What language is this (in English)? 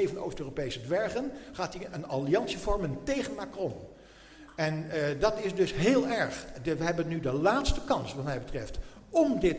Dutch